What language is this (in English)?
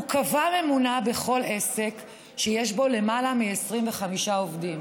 Hebrew